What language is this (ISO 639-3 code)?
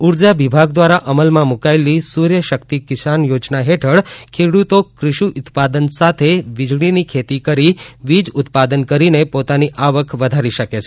guj